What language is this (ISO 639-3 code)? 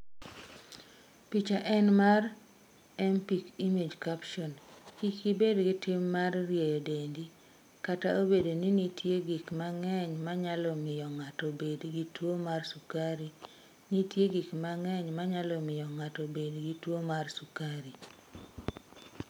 luo